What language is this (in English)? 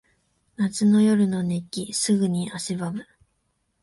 Japanese